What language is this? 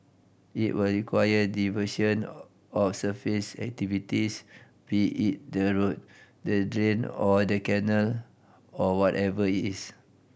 English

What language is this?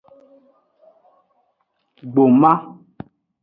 Aja (Benin)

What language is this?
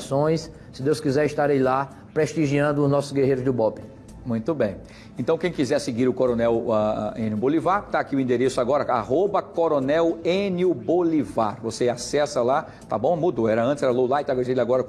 Portuguese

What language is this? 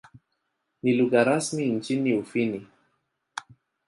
Swahili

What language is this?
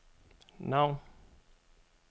Danish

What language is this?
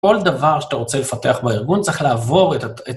Hebrew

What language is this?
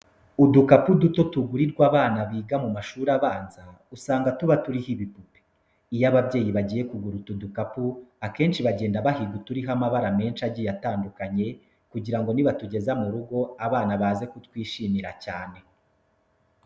Kinyarwanda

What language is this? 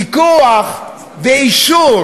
Hebrew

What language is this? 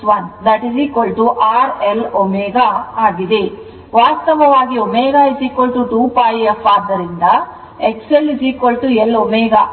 Kannada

